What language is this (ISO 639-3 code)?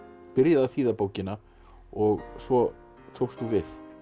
isl